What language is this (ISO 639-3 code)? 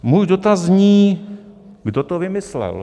ces